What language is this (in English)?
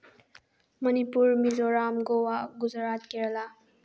Manipuri